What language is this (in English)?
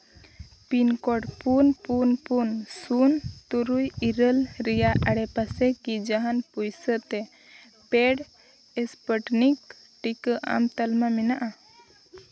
Santali